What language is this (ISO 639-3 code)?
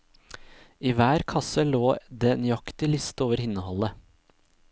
nor